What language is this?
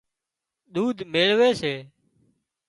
Wadiyara Koli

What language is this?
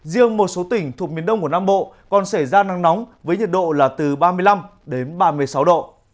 Vietnamese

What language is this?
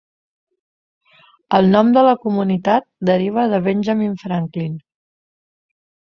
Catalan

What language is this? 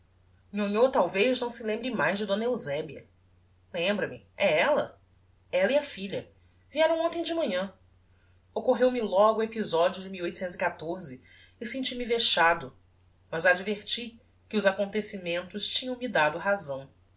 Portuguese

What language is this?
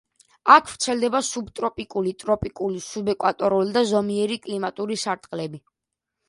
Georgian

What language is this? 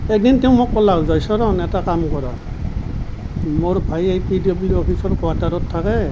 Assamese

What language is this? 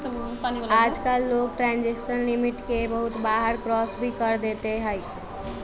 Magahi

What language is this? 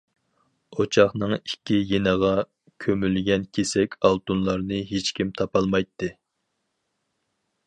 Uyghur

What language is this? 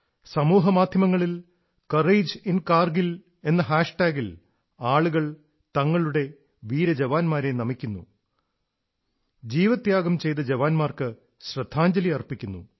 Malayalam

